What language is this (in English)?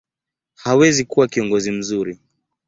Swahili